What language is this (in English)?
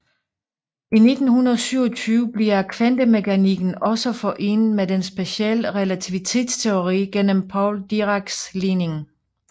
Danish